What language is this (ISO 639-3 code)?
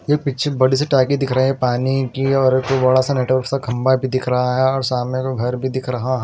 hin